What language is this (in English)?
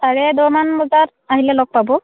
Assamese